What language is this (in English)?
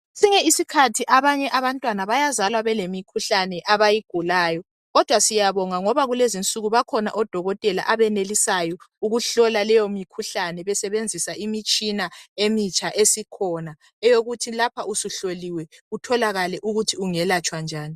North Ndebele